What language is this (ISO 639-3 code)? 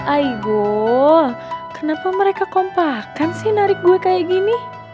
ind